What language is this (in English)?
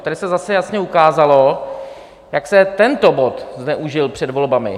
Czech